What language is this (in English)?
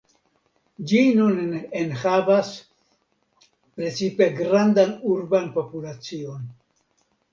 Esperanto